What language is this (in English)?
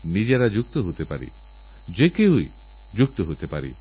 Bangla